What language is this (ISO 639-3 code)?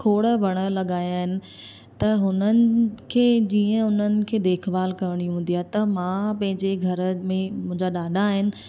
snd